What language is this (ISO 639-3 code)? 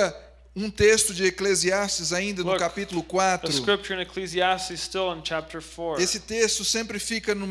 por